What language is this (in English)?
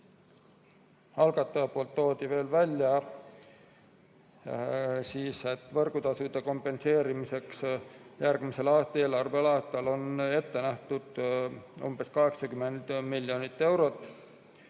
Estonian